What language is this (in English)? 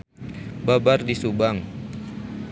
Sundanese